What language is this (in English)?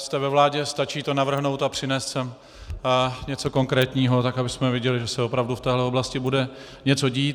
Czech